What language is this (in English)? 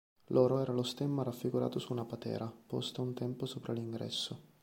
Italian